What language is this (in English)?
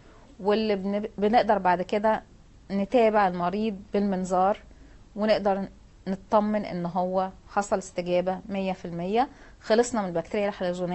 Arabic